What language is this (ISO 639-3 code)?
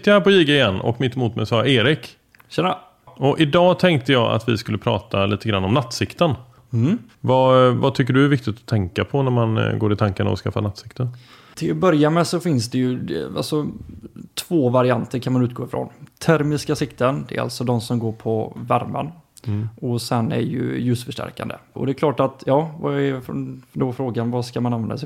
swe